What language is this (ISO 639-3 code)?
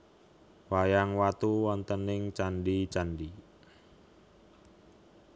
jav